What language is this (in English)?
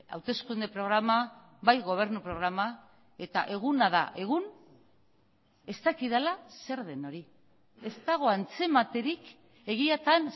Basque